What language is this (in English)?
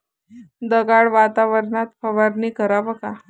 Marathi